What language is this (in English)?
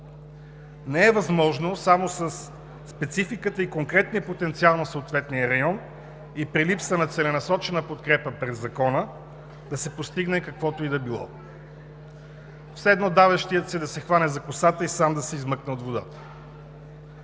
Bulgarian